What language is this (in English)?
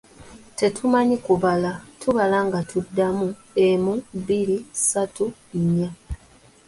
Ganda